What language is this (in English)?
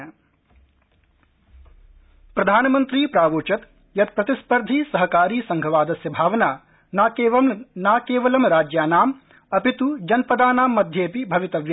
Sanskrit